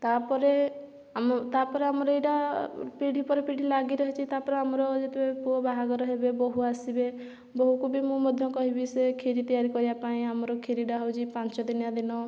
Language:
Odia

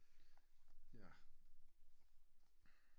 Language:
Danish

